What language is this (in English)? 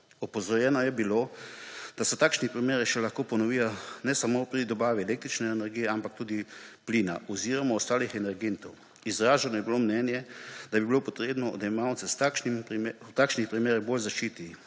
Slovenian